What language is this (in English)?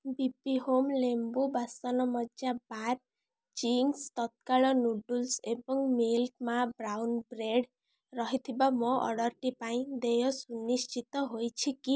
Odia